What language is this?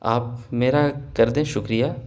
Urdu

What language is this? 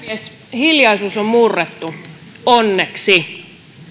Finnish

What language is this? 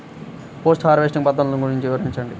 Telugu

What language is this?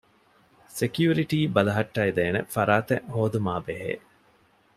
Divehi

